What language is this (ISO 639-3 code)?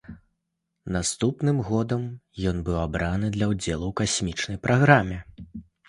bel